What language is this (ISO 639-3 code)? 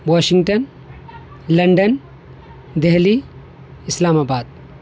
urd